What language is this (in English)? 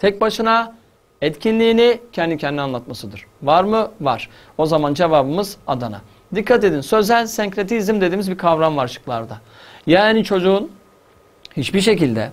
Turkish